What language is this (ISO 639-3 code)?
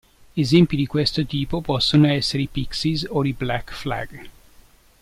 ita